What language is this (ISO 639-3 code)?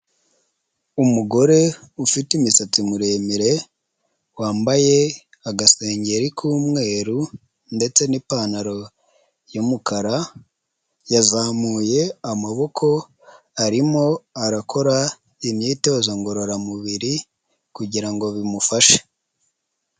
kin